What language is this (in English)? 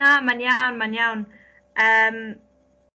Welsh